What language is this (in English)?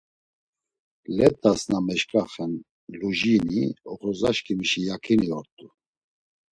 Laz